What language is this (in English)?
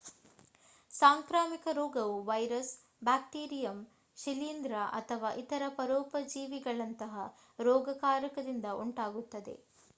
Kannada